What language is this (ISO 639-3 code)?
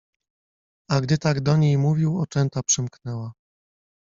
pol